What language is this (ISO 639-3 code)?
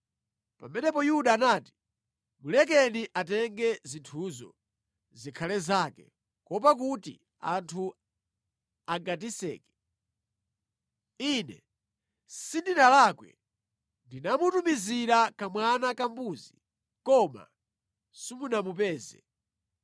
nya